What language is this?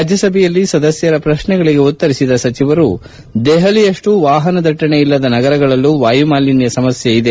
Kannada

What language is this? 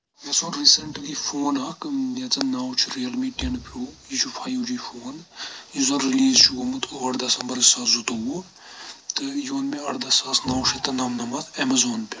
Kashmiri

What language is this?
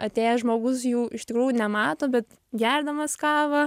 Lithuanian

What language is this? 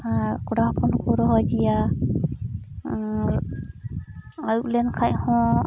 Santali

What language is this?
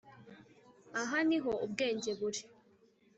Kinyarwanda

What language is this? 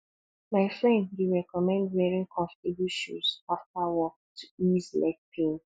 Nigerian Pidgin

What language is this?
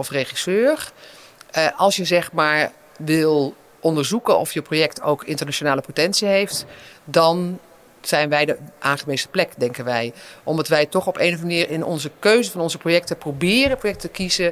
Dutch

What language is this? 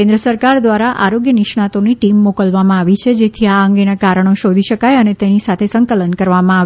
Gujarati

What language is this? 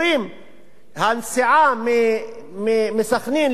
Hebrew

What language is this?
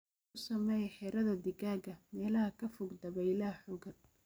Somali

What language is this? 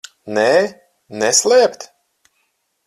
Latvian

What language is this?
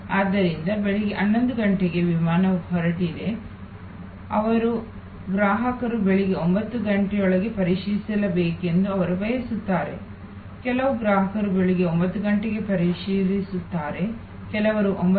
Kannada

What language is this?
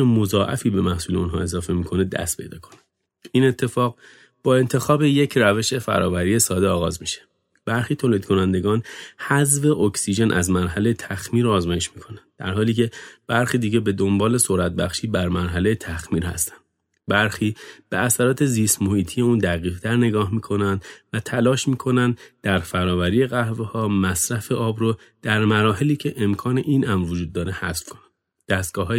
Persian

